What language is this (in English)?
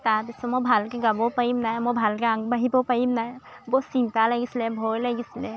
Assamese